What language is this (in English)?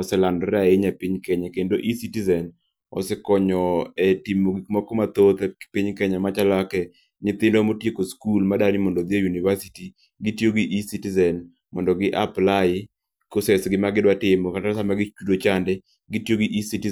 Luo (Kenya and Tanzania)